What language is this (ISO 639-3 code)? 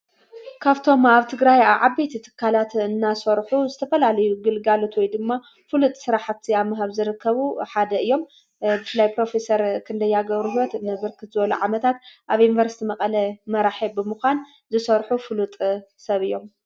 tir